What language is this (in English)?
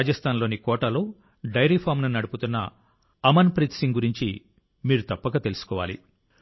Telugu